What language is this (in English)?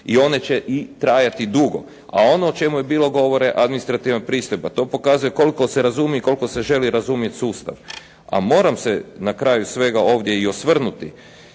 Croatian